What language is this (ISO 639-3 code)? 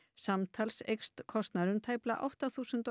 isl